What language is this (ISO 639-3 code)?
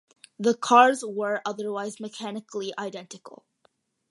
eng